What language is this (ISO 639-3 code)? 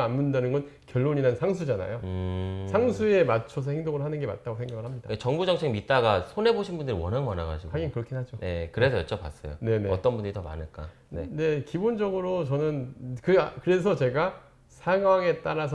kor